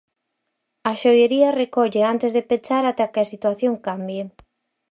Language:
Galician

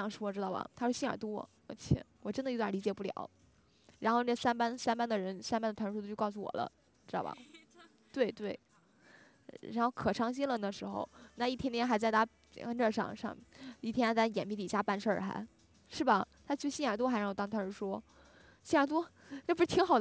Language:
Chinese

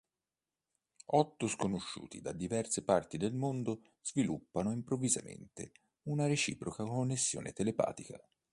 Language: Italian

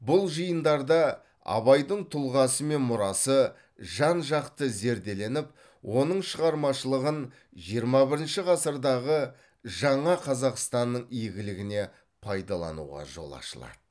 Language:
Kazakh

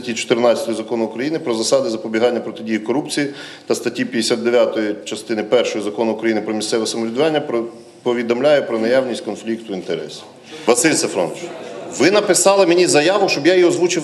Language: Ukrainian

